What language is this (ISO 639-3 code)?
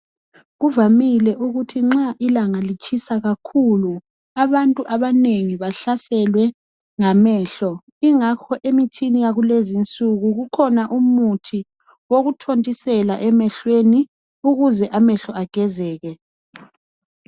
nde